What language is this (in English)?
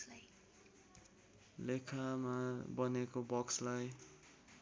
Nepali